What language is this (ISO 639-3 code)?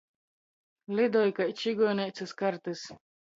ltg